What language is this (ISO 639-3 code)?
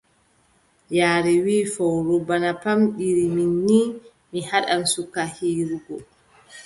fub